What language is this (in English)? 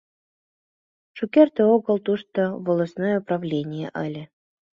Mari